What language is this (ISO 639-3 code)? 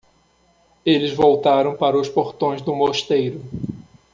por